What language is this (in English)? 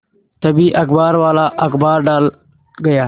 Hindi